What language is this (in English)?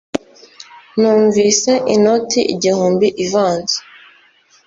Kinyarwanda